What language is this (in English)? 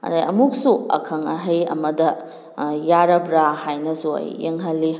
Manipuri